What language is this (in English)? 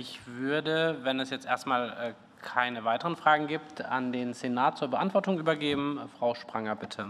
German